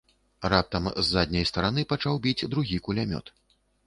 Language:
Belarusian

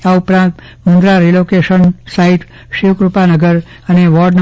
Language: Gujarati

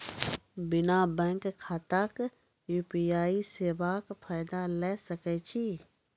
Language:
Maithili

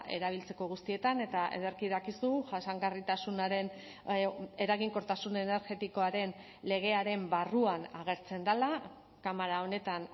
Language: Basque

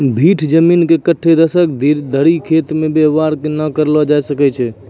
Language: Maithili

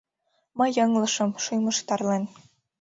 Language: Mari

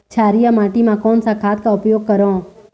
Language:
Chhattisgarhi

